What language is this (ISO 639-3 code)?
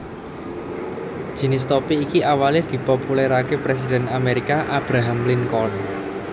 jav